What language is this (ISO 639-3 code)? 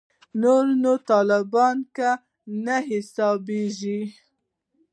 pus